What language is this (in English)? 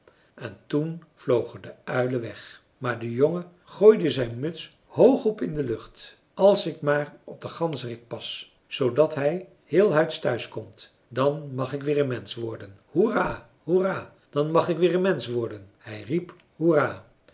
Dutch